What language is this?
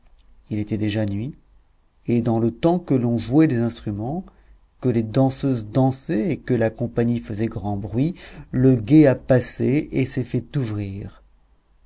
French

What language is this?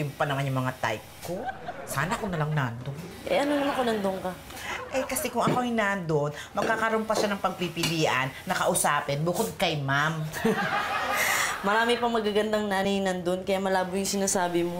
Filipino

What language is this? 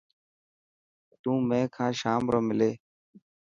Dhatki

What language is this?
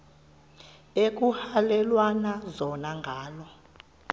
Xhosa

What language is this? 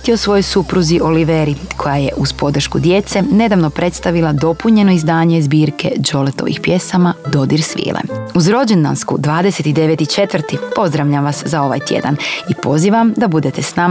Croatian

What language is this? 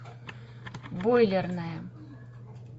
Russian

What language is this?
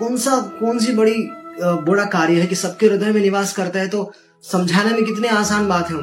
Hindi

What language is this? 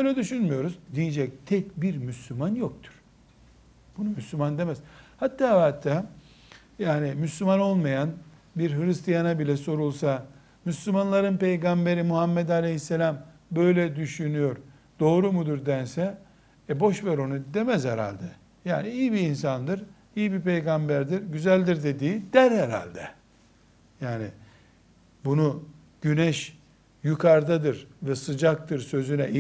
Turkish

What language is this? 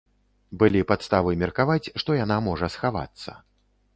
Belarusian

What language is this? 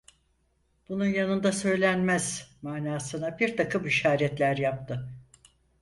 Turkish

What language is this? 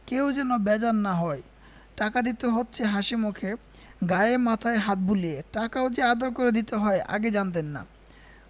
Bangla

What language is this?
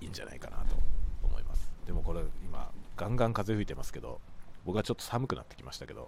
Japanese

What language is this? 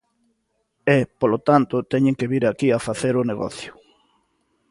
Galician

